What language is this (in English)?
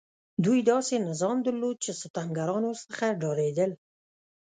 Pashto